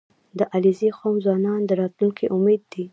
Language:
Pashto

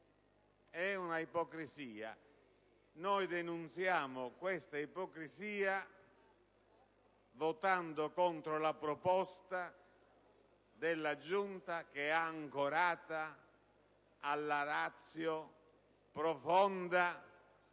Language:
Italian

